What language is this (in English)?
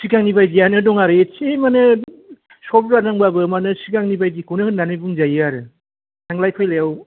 Bodo